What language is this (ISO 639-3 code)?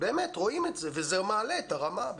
heb